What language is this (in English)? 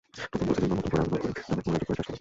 Bangla